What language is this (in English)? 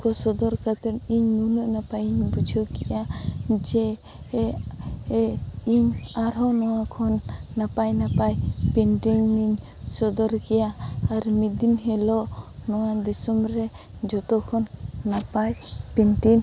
Santali